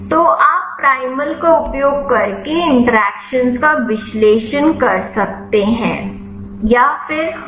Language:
Hindi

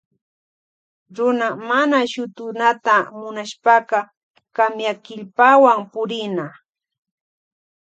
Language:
Loja Highland Quichua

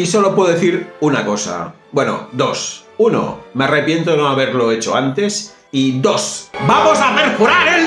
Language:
Spanish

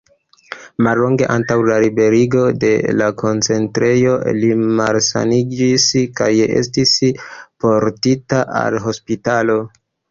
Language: Esperanto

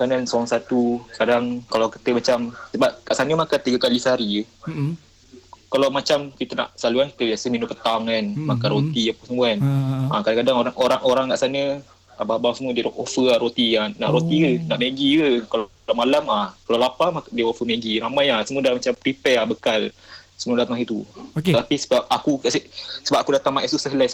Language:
Malay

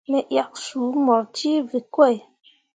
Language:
Mundang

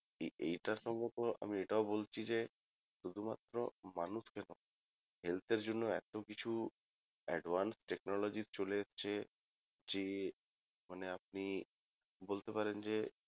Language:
Bangla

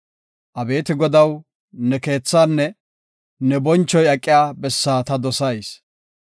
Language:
Gofa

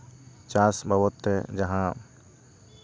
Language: Santali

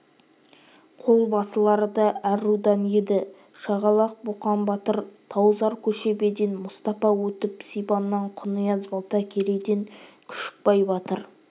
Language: Kazakh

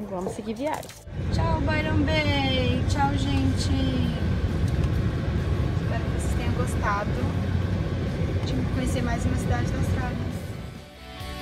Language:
Portuguese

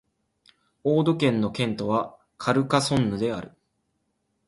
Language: Japanese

